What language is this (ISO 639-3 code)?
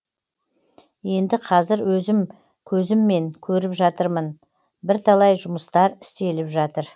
kaz